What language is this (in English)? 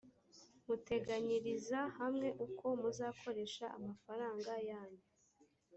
Kinyarwanda